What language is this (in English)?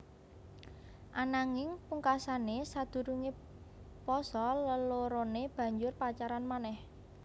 Javanese